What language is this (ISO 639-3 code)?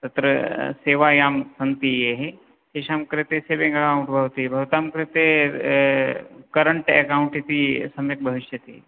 san